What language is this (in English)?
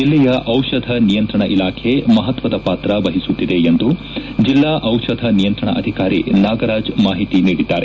Kannada